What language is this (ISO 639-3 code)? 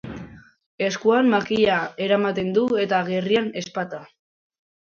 eus